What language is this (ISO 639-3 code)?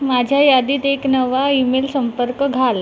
mar